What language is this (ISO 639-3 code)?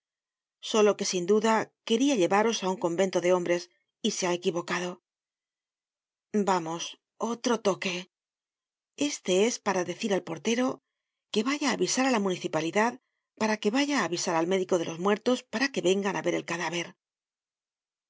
spa